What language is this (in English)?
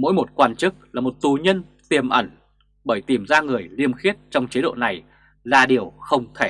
Vietnamese